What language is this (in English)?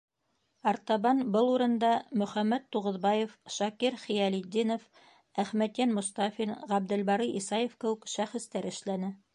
Bashkir